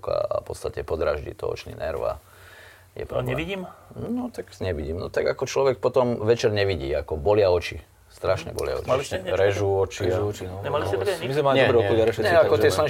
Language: Slovak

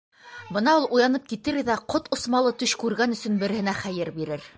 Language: Bashkir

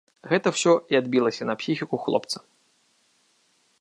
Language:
Belarusian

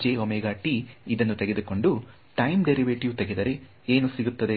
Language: Kannada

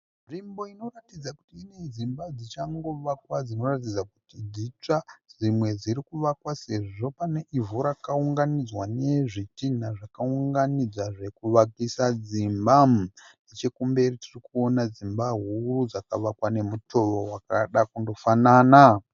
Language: Shona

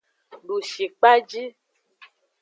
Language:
Aja (Benin)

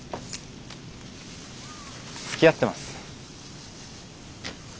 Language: Japanese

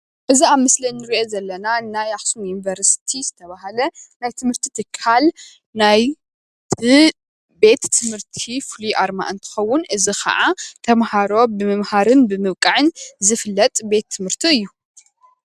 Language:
Tigrinya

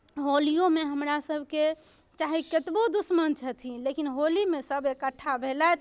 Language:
Maithili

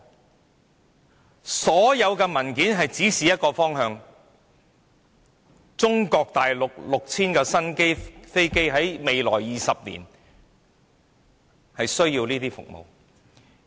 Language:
Cantonese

